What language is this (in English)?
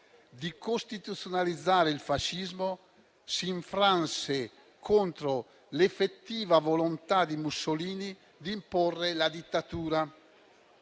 Italian